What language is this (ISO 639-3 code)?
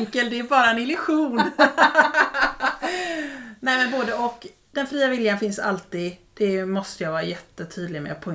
swe